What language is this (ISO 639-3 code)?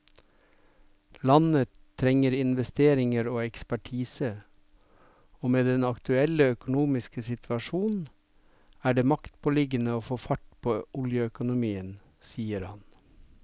nor